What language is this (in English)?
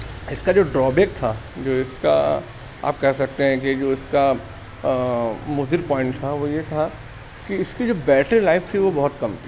Urdu